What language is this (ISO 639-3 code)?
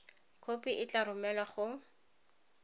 tsn